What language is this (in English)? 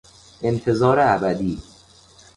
Persian